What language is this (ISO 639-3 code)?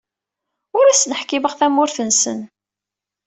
kab